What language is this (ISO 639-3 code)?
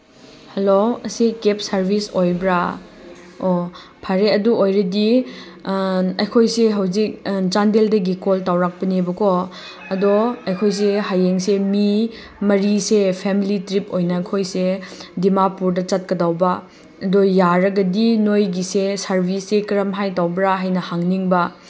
mni